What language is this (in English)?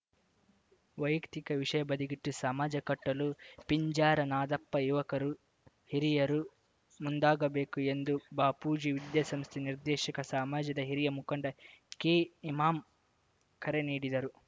Kannada